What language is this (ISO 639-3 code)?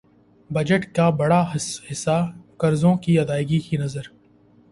urd